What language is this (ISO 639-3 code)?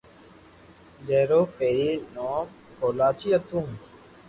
lrk